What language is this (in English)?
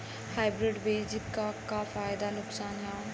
Bhojpuri